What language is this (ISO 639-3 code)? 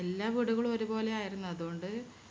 mal